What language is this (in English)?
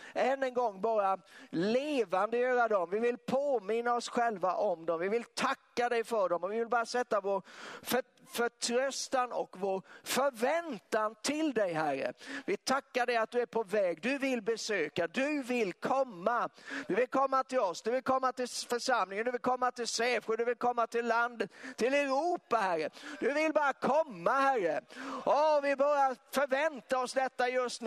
Swedish